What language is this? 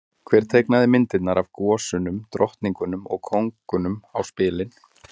Icelandic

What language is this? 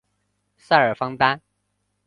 Chinese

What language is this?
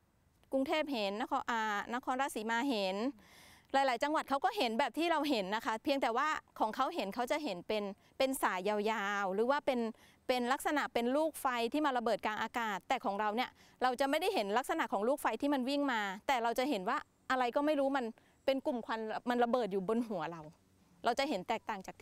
Thai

